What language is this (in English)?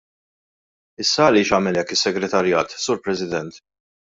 Maltese